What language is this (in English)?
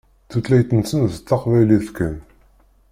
Kabyle